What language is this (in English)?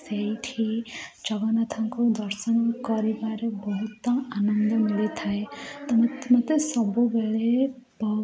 Odia